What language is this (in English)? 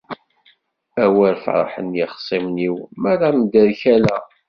Kabyle